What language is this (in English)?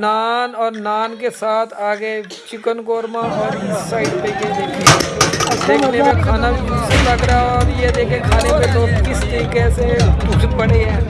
Urdu